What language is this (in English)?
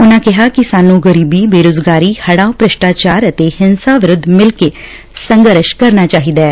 Punjabi